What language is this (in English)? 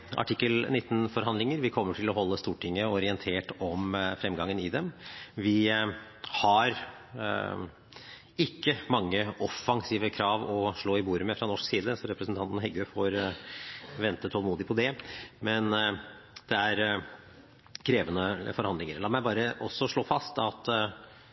Norwegian Bokmål